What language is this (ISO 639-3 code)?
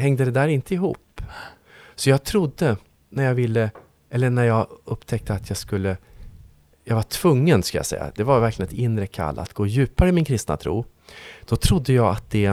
swe